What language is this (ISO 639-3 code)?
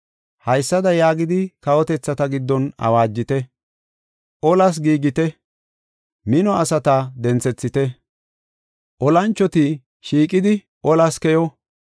gof